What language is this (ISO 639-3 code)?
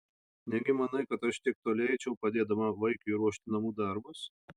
lit